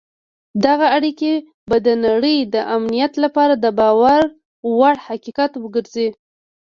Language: Pashto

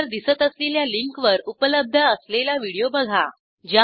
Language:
Marathi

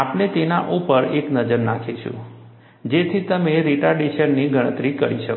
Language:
Gujarati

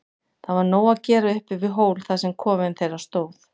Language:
Icelandic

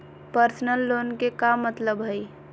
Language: Magahi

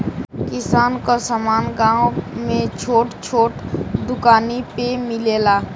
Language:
Bhojpuri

